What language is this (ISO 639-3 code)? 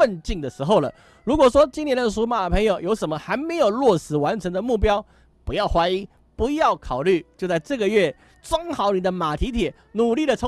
zho